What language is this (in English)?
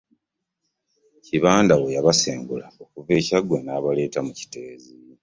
Ganda